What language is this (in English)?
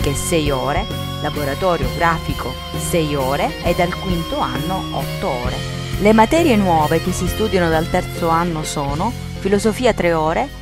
Italian